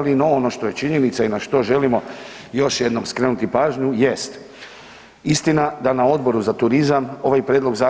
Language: Croatian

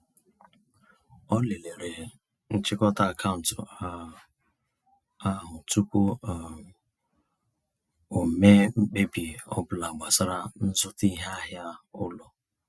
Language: Igbo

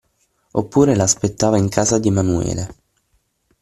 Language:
Italian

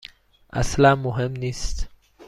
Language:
Persian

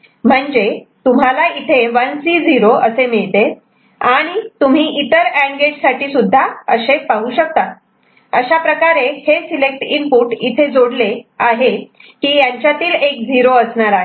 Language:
Marathi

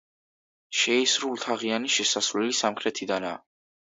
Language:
Georgian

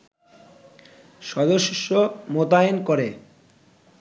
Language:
Bangla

